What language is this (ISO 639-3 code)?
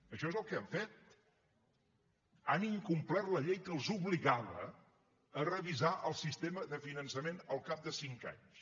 cat